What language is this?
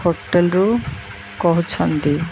Odia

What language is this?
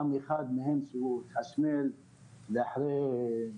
Hebrew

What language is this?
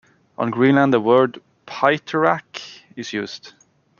English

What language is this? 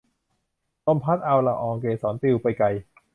Thai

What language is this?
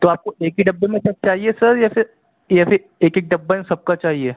Urdu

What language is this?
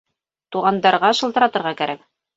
Bashkir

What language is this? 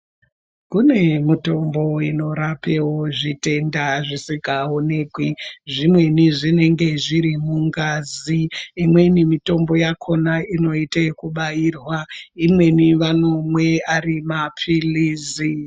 Ndau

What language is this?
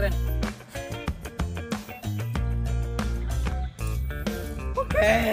Indonesian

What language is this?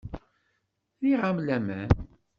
Kabyle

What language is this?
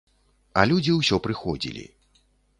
Belarusian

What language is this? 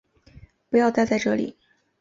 Chinese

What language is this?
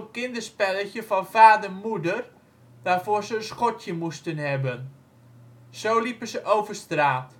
Dutch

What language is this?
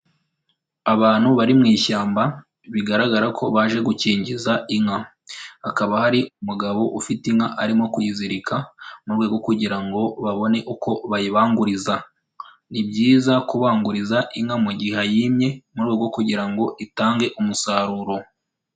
Kinyarwanda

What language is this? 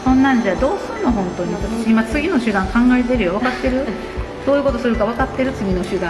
Japanese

